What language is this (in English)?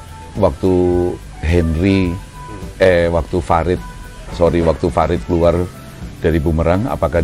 Indonesian